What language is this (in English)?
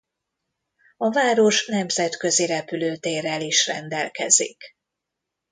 Hungarian